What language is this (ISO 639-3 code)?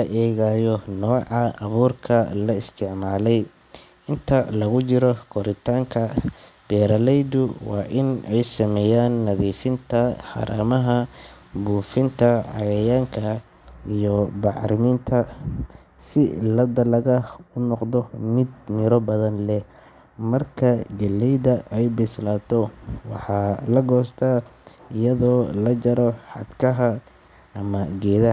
som